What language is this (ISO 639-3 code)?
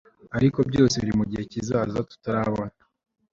kin